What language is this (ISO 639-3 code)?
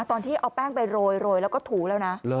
tha